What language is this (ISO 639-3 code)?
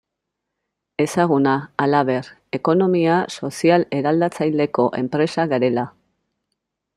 eus